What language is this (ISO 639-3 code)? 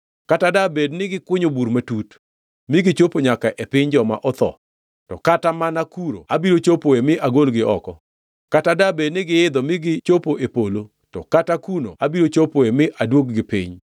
luo